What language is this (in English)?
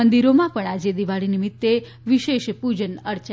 Gujarati